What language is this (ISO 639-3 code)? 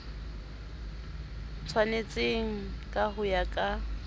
sot